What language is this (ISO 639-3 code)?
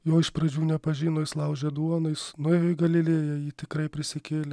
lit